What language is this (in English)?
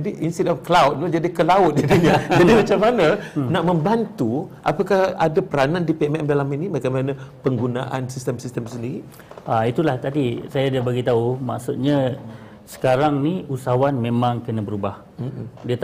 Malay